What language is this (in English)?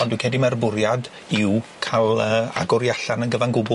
Welsh